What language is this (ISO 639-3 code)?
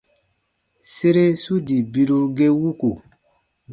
bba